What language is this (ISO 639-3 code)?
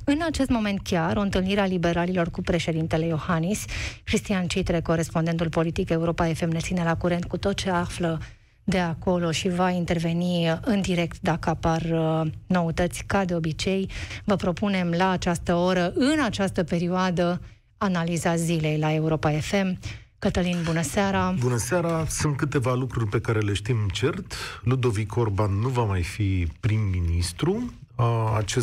ron